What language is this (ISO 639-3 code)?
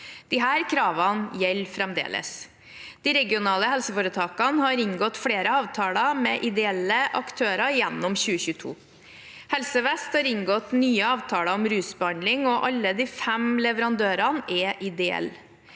nor